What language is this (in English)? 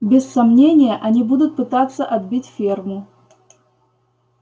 Russian